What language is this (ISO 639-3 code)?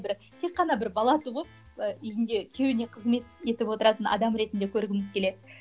kaz